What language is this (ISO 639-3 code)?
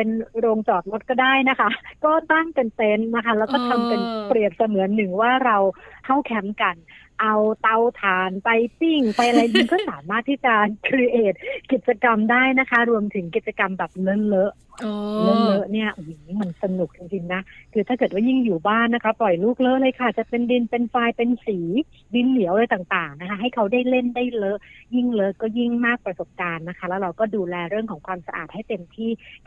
tha